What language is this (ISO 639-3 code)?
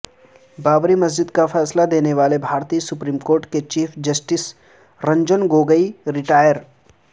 urd